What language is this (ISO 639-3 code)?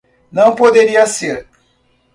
por